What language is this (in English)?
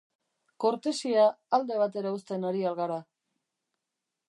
Basque